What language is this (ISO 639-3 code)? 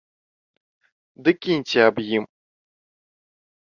bel